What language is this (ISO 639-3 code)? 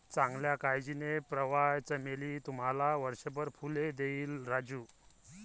mar